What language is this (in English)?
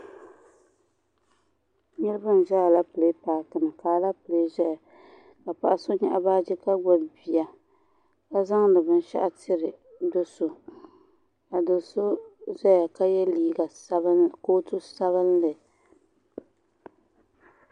Dagbani